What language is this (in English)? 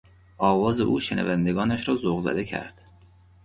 Persian